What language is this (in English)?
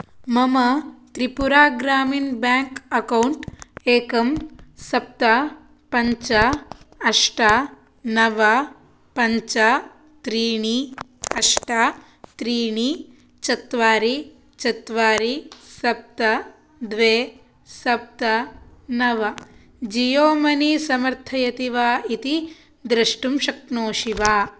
Sanskrit